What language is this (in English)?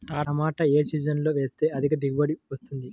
Telugu